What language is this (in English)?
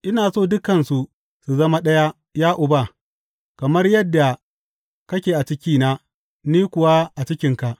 Hausa